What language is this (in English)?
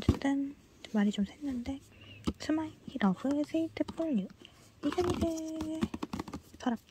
Korean